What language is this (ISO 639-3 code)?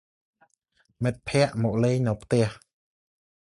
khm